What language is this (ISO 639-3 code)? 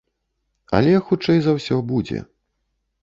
bel